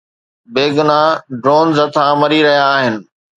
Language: Sindhi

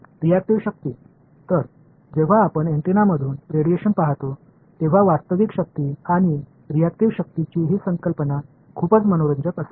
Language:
Marathi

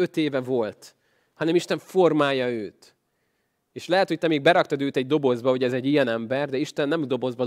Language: Hungarian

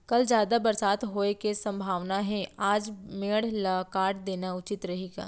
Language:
Chhattisgarhi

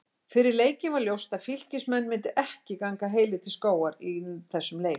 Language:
Icelandic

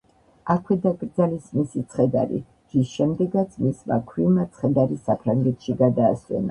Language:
Georgian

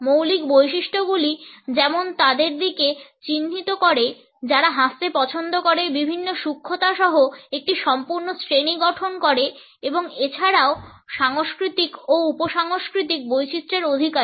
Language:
Bangla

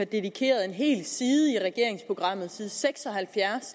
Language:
Danish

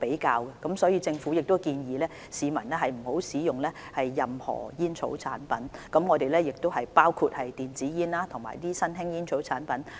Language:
Cantonese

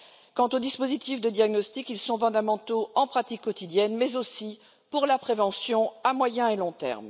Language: French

